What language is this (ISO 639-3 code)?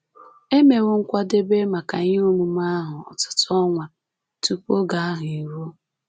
ibo